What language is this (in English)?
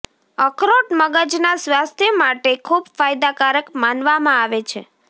Gujarati